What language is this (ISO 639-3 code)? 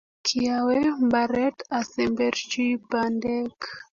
kln